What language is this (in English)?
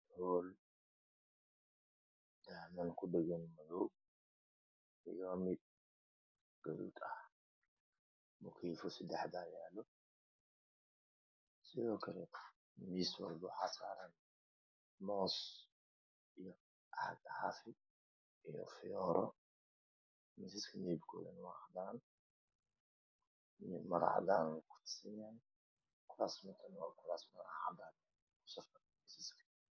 Somali